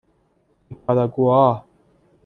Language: Persian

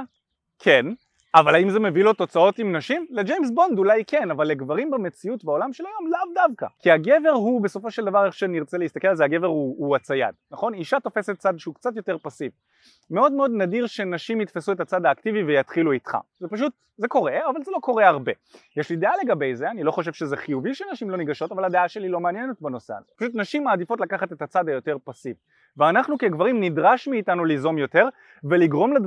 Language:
Hebrew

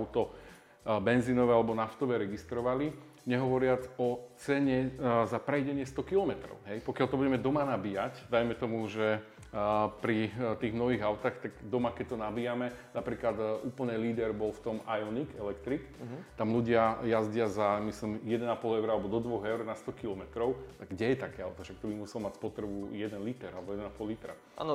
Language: Slovak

